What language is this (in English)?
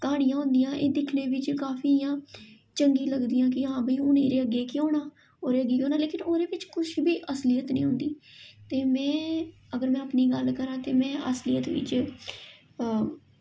Dogri